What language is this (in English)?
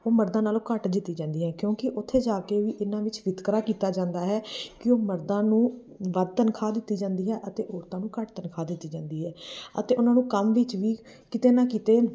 Punjabi